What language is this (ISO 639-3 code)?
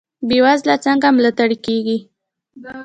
pus